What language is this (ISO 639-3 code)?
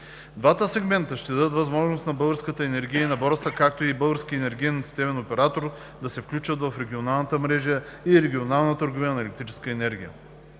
bul